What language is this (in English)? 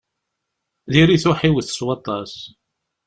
Kabyle